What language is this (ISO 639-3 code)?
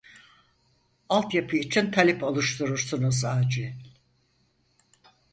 tur